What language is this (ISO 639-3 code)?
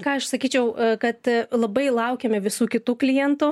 lit